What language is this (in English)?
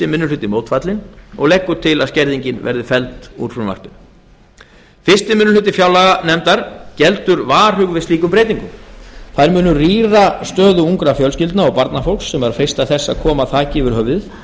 Icelandic